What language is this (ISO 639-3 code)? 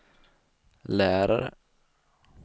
swe